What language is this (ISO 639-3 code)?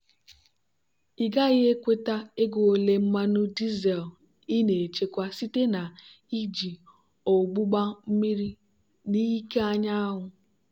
ibo